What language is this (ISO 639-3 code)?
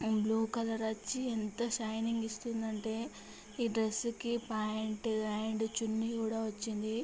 tel